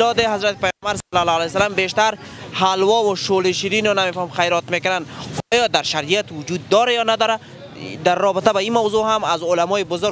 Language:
Persian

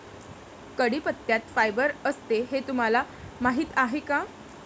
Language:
Marathi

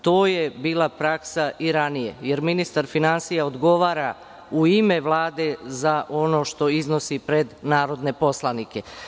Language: Serbian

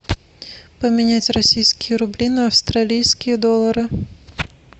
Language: Russian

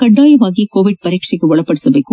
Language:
Kannada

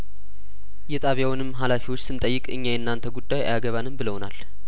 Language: Amharic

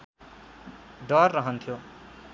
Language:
Nepali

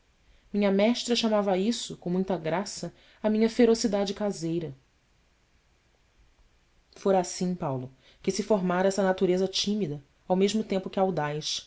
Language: Portuguese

